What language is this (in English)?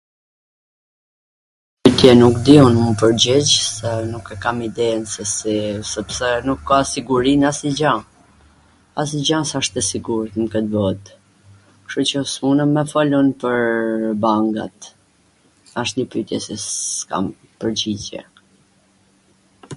Gheg Albanian